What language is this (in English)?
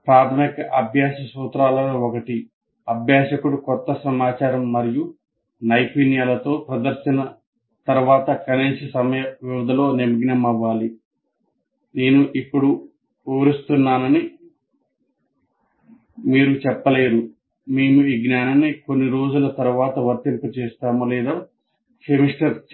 Telugu